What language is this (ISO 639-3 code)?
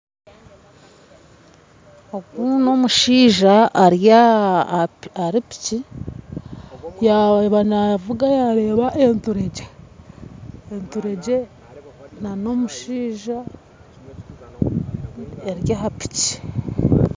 nyn